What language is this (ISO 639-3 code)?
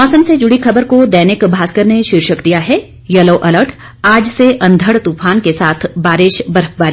hin